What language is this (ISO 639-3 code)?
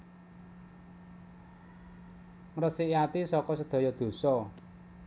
jav